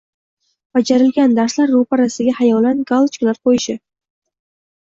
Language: Uzbek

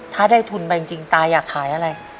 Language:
Thai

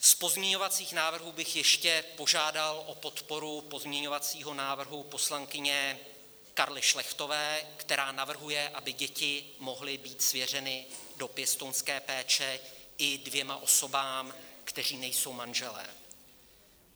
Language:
Czech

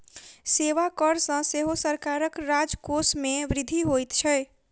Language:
Maithili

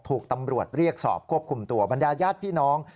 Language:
Thai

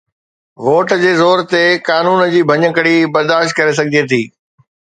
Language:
Sindhi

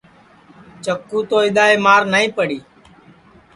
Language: Sansi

